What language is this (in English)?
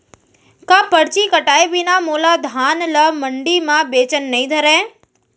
Chhattisgarhi